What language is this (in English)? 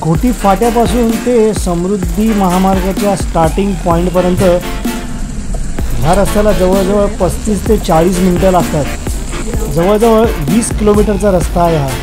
Hindi